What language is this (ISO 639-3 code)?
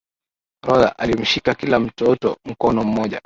swa